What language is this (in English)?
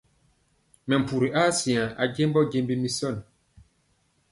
Mpiemo